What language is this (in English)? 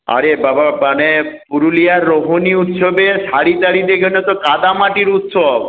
Bangla